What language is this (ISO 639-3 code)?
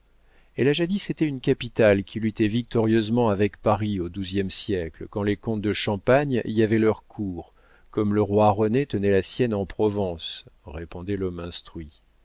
fra